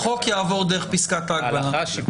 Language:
Hebrew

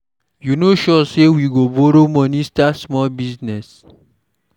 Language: Nigerian Pidgin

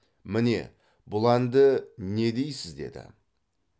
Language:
Kazakh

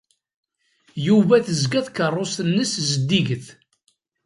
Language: Kabyle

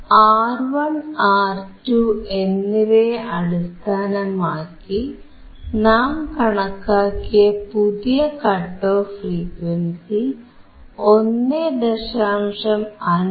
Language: Malayalam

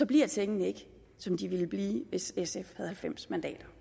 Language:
Danish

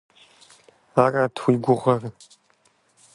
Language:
Kabardian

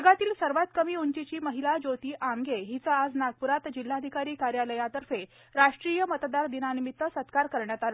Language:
Marathi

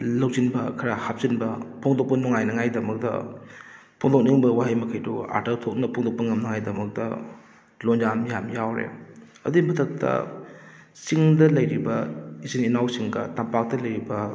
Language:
Manipuri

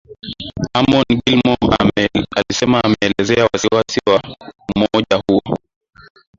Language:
Swahili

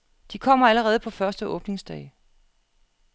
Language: Danish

